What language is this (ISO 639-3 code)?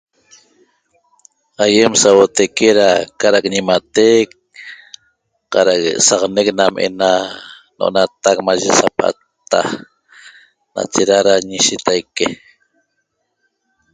tob